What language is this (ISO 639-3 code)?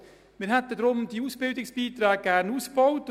gsw